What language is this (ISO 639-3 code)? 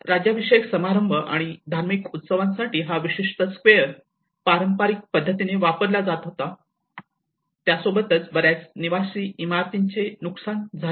mar